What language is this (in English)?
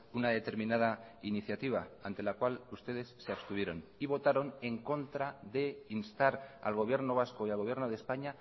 Spanish